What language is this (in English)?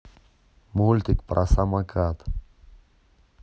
Russian